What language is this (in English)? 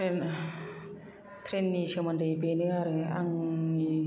Bodo